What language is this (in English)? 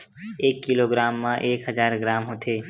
Chhattisgarhi